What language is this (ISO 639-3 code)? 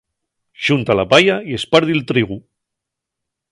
ast